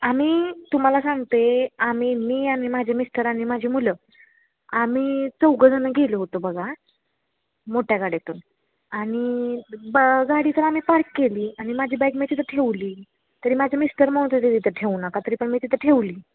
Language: Marathi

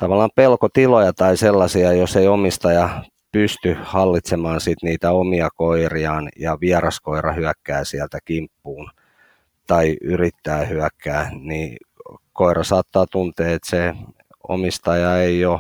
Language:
Finnish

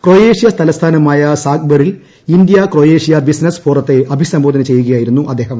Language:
Malayalam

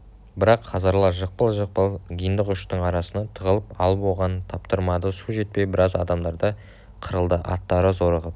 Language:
Kazakh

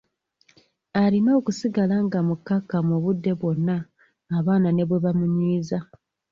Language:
Ganda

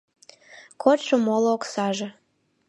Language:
Mari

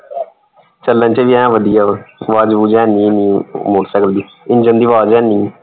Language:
Punjabi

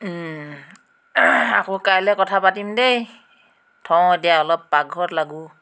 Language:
Assamese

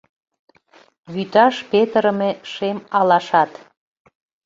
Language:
Mari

